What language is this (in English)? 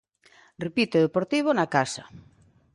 Galician